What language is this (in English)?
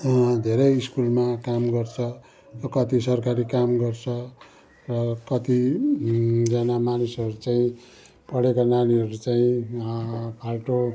Nepali